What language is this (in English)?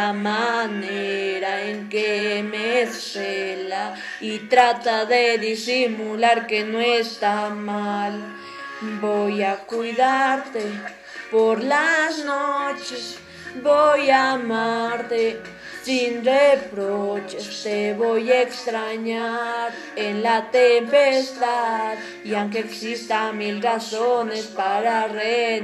Spanish